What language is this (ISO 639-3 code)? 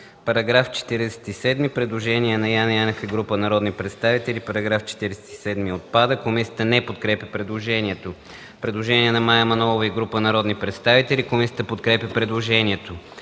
bul